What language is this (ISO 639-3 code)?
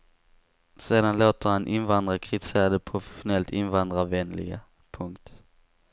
swe